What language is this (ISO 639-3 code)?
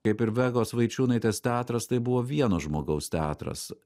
lit